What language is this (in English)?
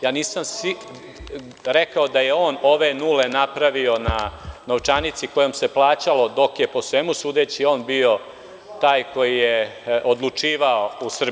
Serbian